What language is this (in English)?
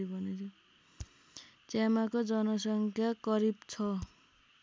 Nepali